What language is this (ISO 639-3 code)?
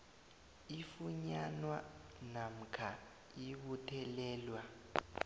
nbl